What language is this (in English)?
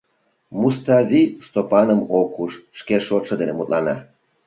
Mari